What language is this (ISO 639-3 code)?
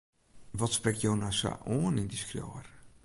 fry